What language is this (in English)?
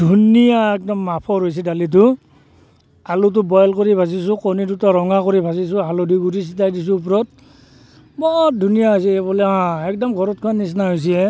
Assamese